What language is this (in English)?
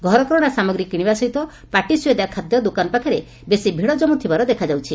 Odia